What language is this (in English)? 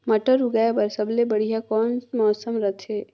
Chhattisgarhi